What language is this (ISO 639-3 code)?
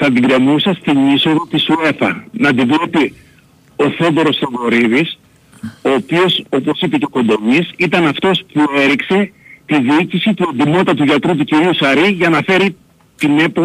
ell